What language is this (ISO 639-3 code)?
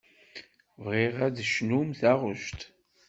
kab